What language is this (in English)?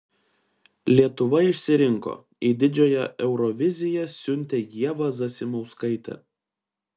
Lithuanian